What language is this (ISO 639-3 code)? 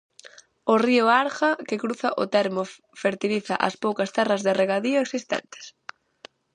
glg